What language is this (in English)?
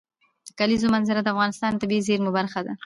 Pashto